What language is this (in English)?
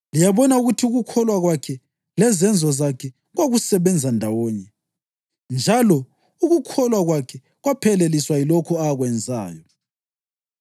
North Ndebele